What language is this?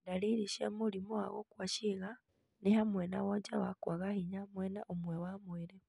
Kikuyu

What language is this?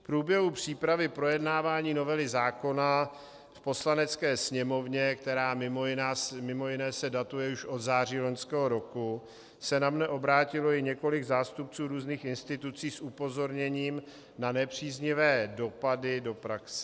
Czech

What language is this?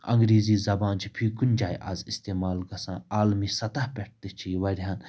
Kashmiri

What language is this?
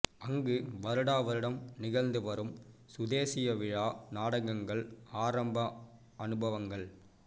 Tamil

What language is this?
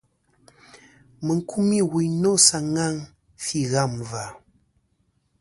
Kom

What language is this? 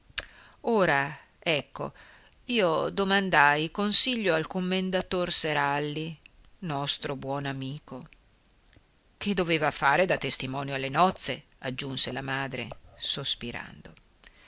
Italian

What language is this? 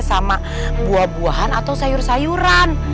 Indonesian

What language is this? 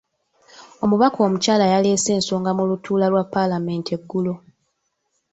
Ganda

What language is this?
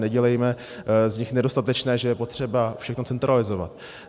Czech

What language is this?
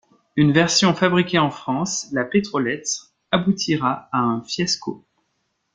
French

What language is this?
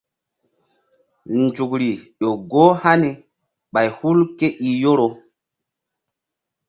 Mbum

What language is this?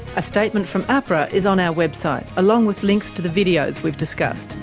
English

